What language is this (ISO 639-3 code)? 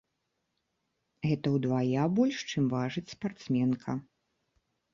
bel